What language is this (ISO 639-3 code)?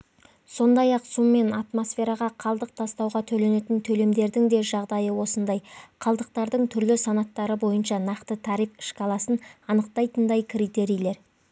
kaz